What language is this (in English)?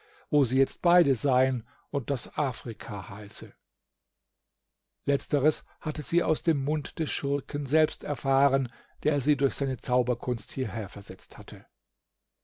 German